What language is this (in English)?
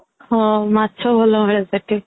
Odia